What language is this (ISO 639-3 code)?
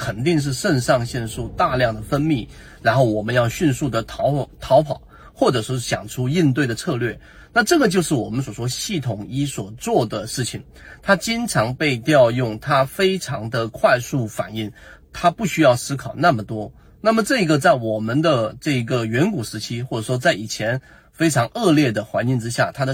zho